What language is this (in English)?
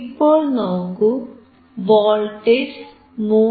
Malayalam